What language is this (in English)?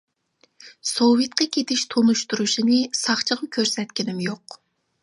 Uyghur